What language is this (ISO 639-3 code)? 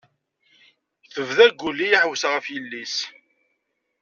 kab